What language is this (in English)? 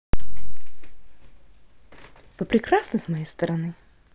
Russian